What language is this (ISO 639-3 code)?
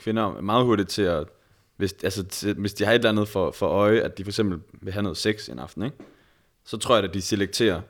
dan